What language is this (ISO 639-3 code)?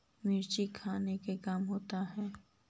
mag